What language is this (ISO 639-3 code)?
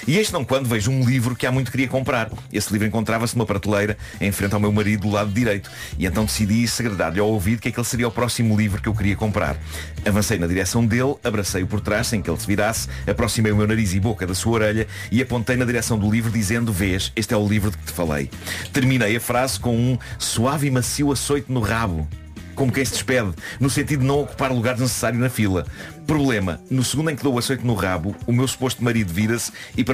por